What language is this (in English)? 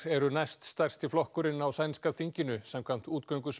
Icelandic